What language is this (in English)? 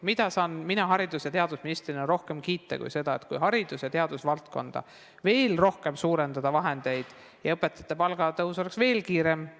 Estonian